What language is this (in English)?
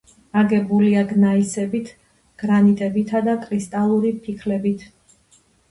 Georgian